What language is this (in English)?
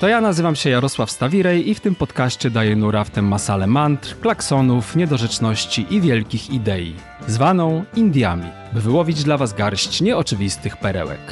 Polish